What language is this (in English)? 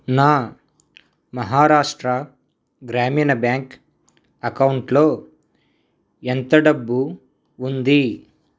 Telugu